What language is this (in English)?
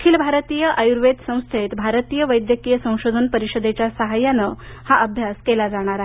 Marathi